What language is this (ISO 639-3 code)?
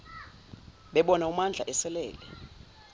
zul